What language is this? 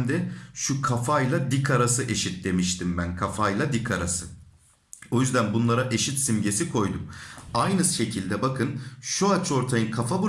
Turkish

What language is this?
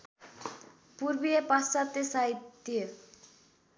Nepali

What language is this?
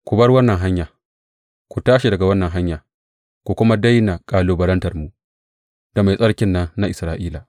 Hausa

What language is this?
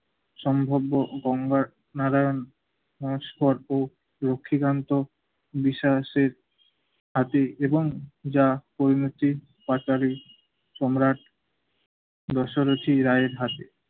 Bangla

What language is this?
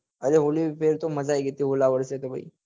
Gujarati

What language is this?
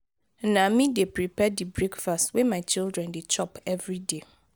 Nigerian Pidgin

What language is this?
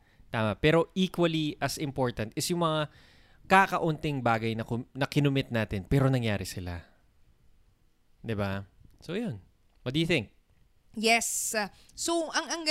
Filipino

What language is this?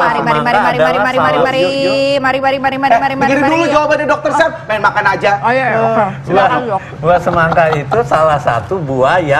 Indonesian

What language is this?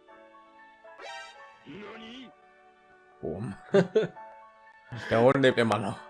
German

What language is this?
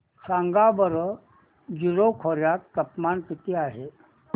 Marathi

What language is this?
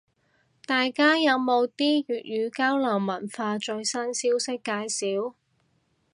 Cantonese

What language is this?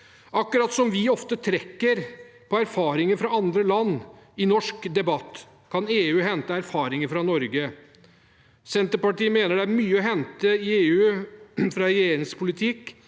Norwegian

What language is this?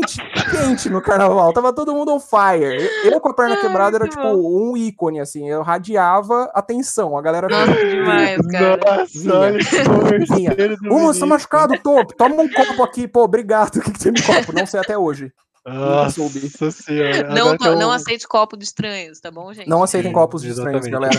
Portuguese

